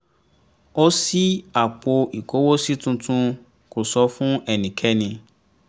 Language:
Yoruba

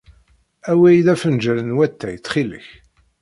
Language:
Kabyle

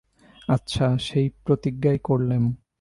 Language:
Bangla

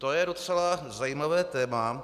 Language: Czech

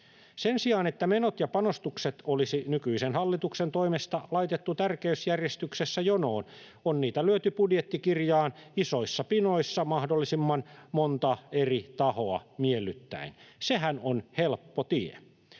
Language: Finnish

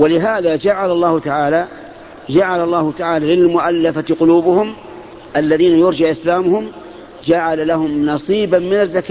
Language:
Arabic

